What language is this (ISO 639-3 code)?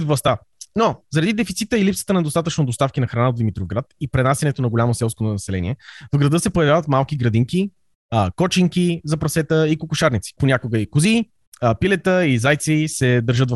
bul